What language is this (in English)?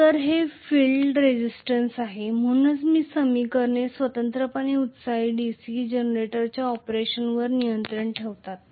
Marathi